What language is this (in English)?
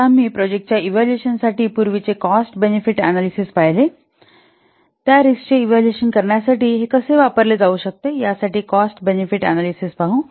Marathi